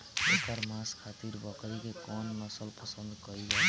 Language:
Bhojpuri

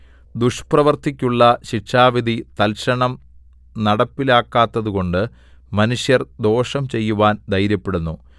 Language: Malayalam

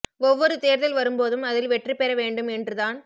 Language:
Tamil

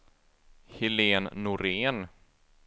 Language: Swedish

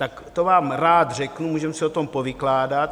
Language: Czech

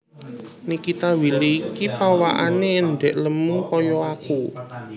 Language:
Javanese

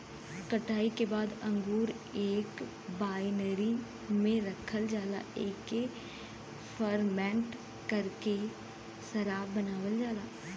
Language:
Bhojpuri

